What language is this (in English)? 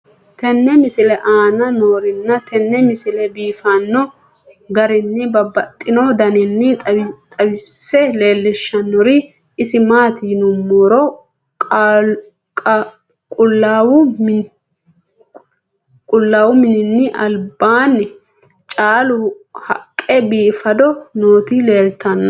Sidamo